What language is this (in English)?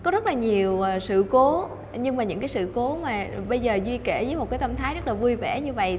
Vietnamese